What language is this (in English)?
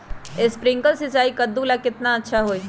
Magahi